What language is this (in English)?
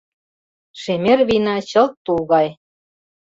Mari